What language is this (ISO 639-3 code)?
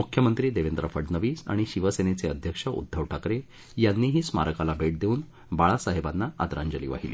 mar